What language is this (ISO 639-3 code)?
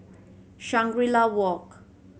eng